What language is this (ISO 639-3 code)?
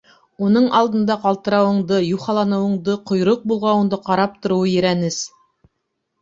bak